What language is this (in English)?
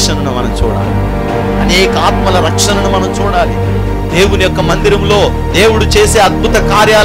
Telugu